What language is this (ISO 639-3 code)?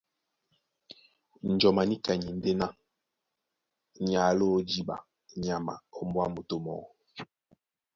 dua